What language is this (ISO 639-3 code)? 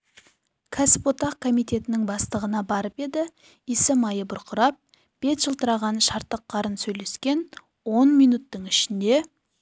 kaz